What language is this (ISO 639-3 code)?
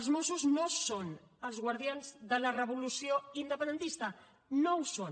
cat